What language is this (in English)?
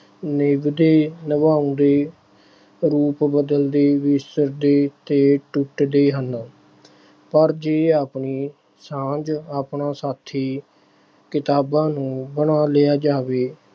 Punjabi